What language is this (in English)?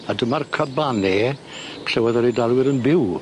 Welsh